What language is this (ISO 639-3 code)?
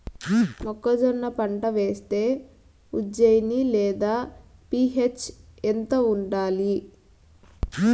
tel